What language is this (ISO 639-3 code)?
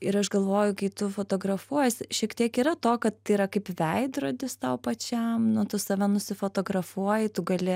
lit